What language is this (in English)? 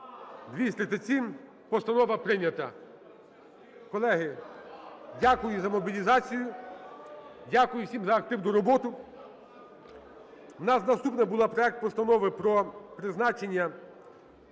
Ukrainian